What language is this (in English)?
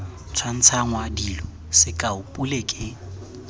Tswana